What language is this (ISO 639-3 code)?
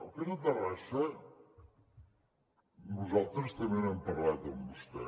cat